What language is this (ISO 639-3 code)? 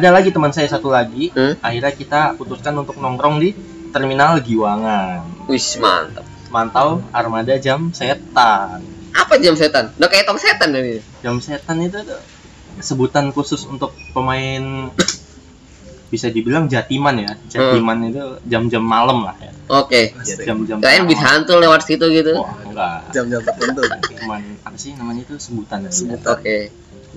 ind